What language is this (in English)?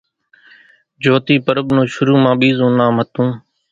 Kachi Koli